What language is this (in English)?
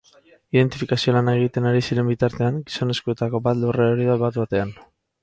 Basque